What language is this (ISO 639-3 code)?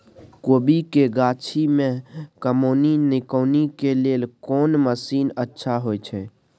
mai